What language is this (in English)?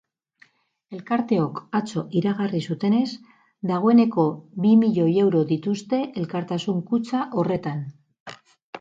Basque